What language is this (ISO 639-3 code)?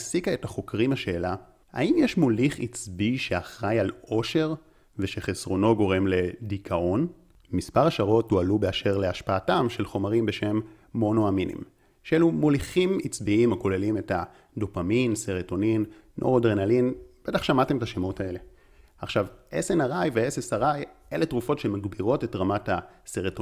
heb